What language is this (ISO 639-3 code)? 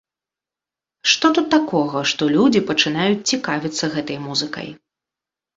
bel